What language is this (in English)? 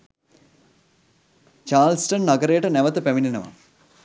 Sinhala